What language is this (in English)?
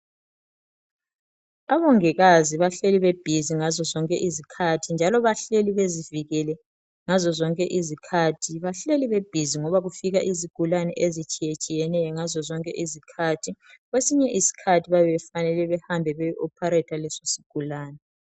North Ndebele